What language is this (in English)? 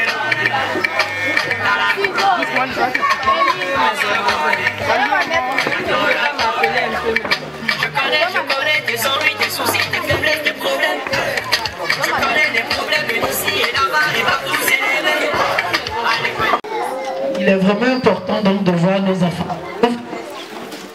French